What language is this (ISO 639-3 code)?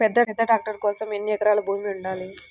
tel